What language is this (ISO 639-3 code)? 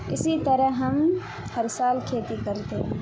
urd